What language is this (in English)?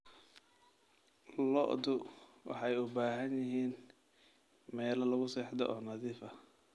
Somali